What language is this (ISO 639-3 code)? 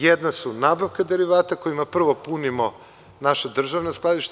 srp